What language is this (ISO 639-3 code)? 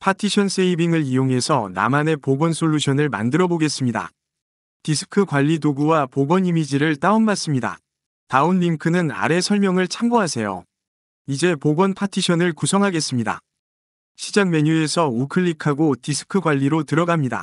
kor